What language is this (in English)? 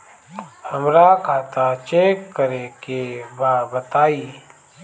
Bhojpuri